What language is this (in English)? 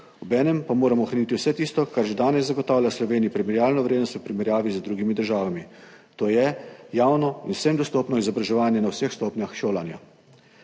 Slovenian